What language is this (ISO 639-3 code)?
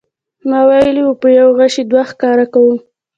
pus